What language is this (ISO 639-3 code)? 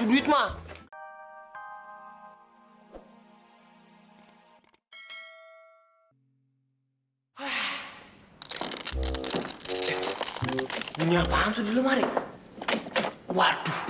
ind